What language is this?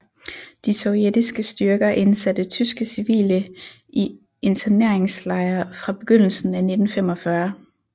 Danish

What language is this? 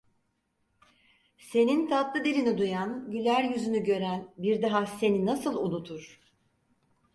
Turkish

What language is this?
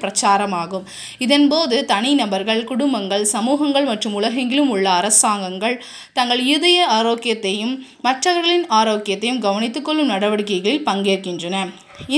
Tamil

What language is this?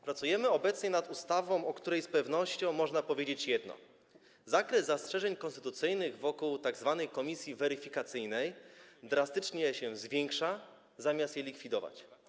Polish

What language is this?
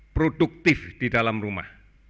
Indonesian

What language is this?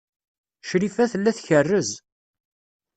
Kabyle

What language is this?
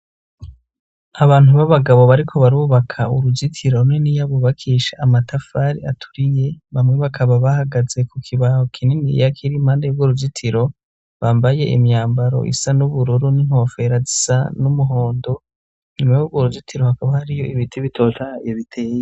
Rundi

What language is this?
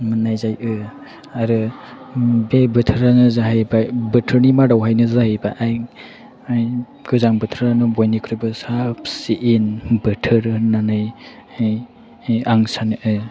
Bodo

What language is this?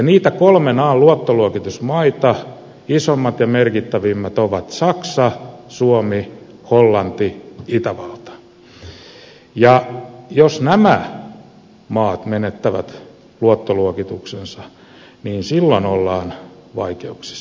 Finnish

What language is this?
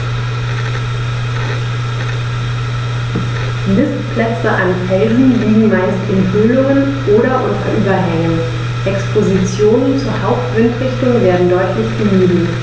German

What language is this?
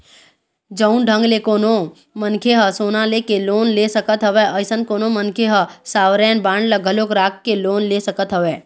Chhattisgarhi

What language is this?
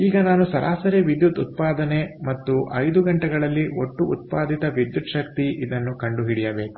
Kannada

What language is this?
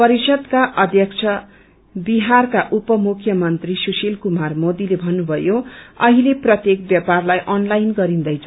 Nepali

